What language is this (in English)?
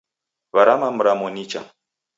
Taita